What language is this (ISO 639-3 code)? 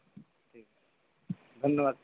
ben